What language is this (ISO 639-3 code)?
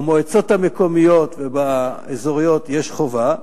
heb